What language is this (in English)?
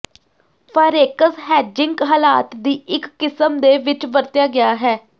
Punjabi